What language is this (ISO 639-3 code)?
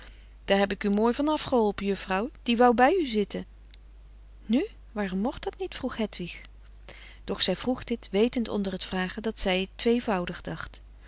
nld